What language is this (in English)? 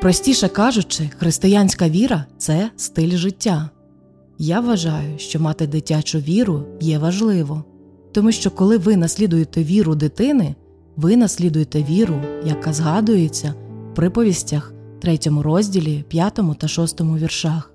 Ukrainian